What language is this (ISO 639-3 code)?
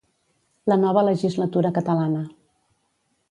cat